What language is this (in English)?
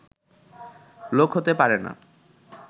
Bangla